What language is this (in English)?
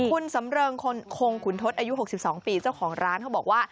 Thai